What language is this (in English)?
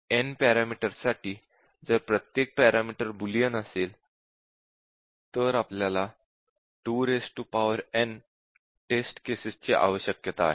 Marathi